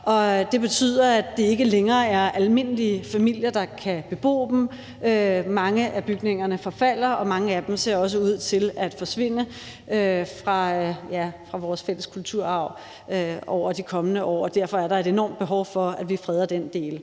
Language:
Danish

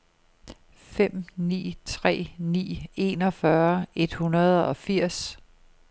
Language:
Danish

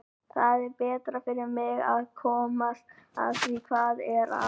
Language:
Icelandic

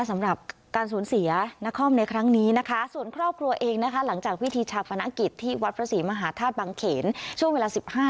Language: Thai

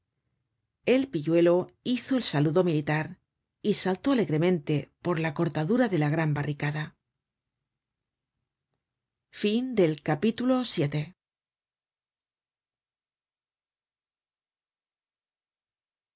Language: Spanish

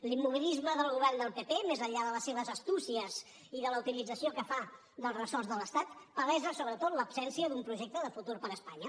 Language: Catalan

